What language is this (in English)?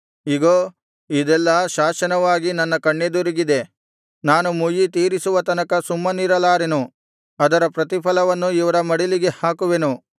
Kannada